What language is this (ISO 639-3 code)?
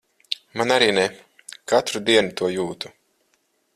lav